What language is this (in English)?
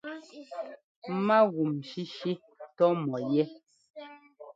Ngomba